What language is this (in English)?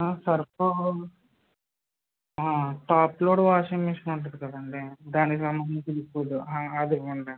Telugu